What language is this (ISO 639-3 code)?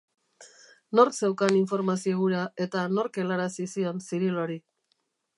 eus